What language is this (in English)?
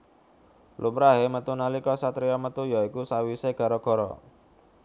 Javanese